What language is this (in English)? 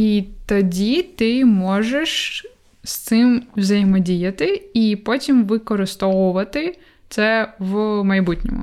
Ukrainian